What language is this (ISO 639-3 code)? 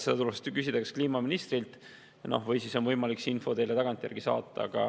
est